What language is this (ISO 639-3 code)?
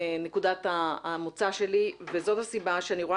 heb